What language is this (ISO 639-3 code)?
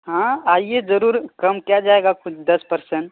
urd